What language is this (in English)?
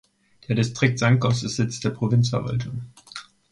German